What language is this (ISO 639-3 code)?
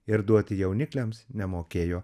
lit